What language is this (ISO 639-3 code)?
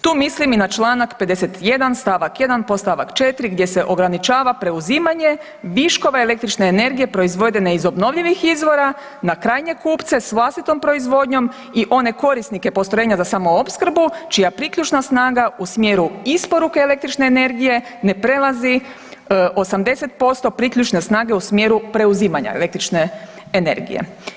hrv